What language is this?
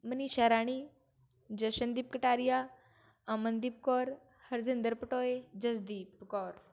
Punjabi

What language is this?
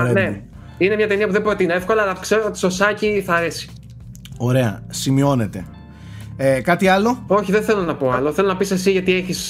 Greek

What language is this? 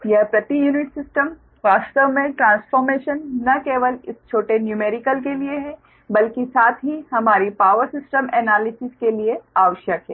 Hindi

